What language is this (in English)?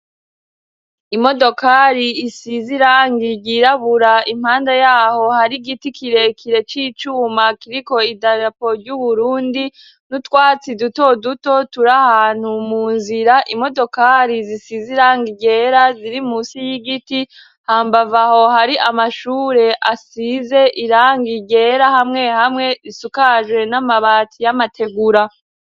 Rundi